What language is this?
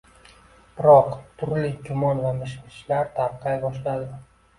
Uzbek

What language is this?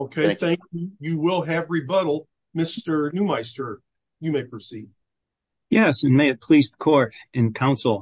English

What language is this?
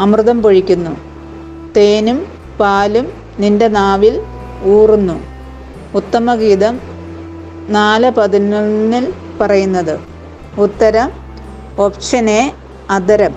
Malayalam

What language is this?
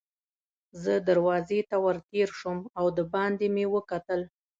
Pashto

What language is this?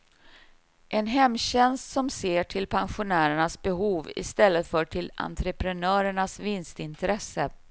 Swedish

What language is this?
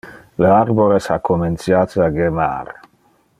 Interlingua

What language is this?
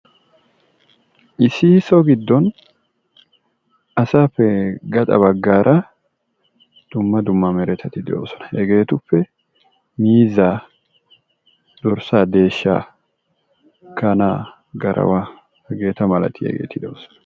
Wolaytta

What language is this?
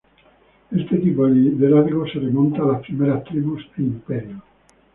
Spanish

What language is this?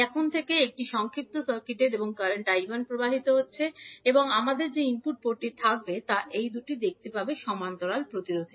Bangla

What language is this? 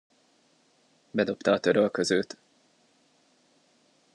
Hungarian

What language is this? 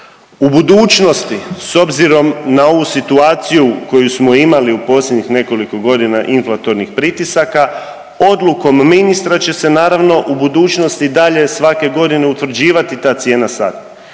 Croatian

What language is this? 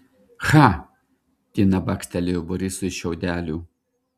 Lithuanian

